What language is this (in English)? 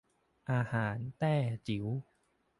Thai